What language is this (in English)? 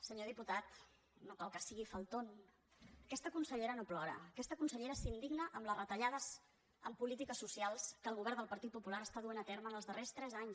Catalan